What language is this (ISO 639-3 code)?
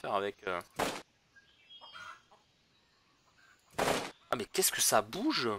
fra